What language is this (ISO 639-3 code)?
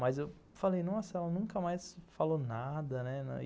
por